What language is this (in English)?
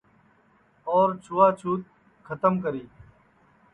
Sansi